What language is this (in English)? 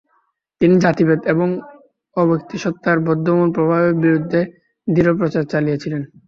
Bangla